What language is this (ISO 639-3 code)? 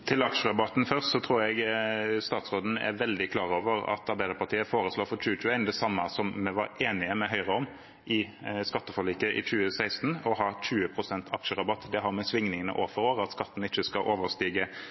nob